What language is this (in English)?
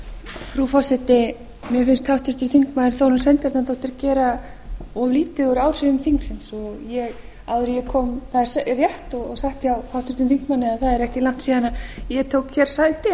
Icelandic